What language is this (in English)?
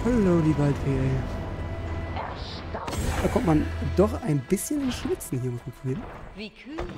German